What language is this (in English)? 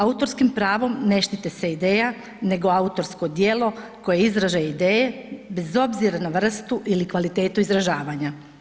Croatian